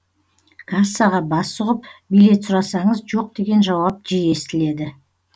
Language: Kazakh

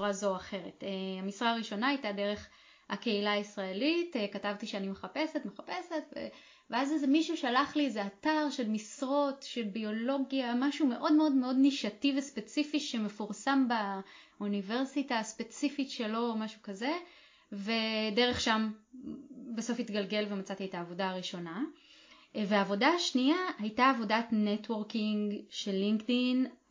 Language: Hebrew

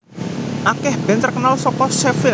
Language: Javanese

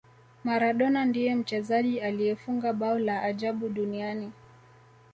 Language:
Swahili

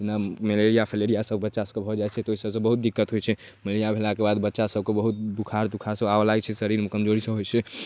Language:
Maithili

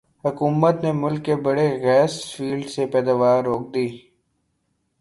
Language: Urdu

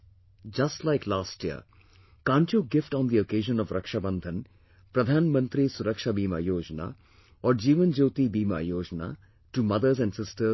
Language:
English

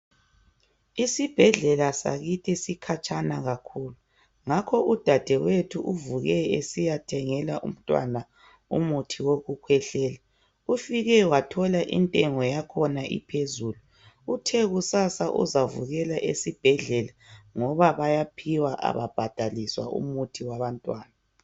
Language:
North Ndebele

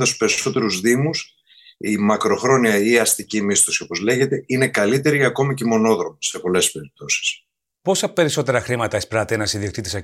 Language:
Greek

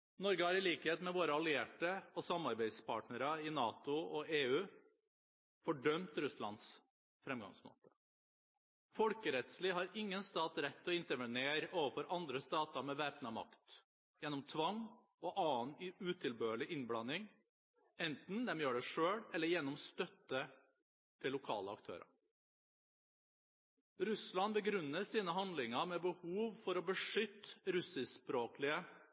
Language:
Norwegian Bokmål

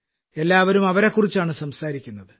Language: Malayalam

